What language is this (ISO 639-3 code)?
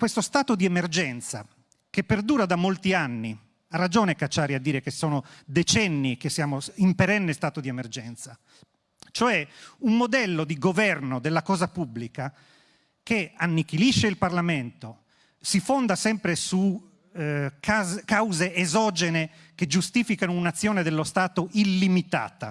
ita